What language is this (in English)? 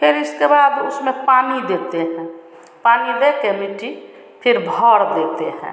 Hindi